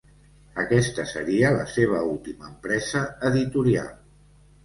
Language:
Catalan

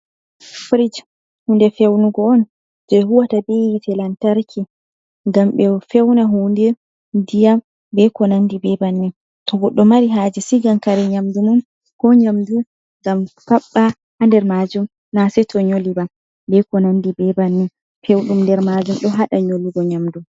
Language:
Fula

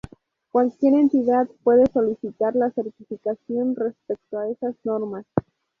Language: Spanish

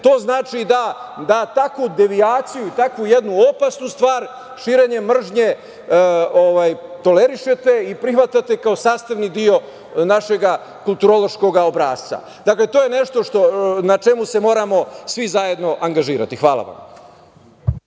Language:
Serbian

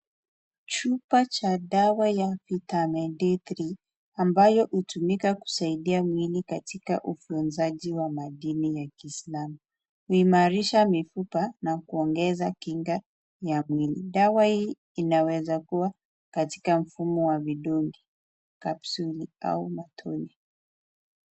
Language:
Swahili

